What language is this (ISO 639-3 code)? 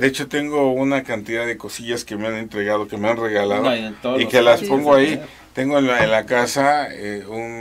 spa